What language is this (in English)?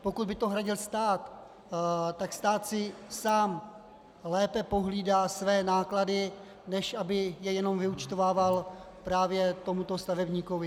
Czech